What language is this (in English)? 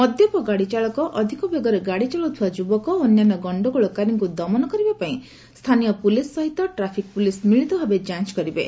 Odia